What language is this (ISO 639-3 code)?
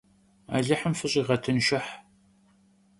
kbd